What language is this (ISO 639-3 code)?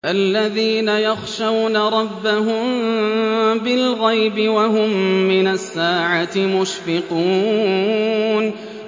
ara